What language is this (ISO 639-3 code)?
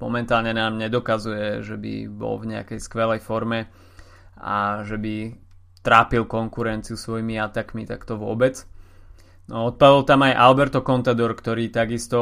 slk